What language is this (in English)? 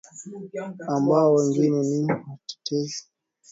Swahili